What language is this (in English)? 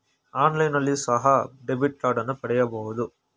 Kannada